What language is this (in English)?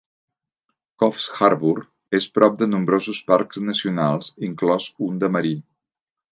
Catalan